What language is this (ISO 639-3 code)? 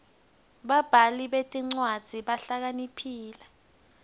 ssw